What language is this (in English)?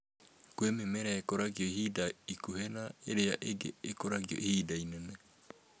Kikuyu